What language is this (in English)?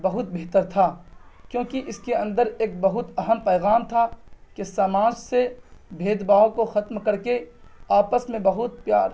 Urdu